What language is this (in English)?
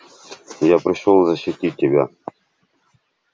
Russian